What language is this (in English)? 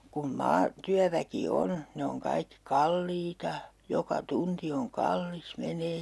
Finnish